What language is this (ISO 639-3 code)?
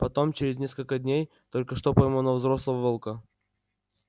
rus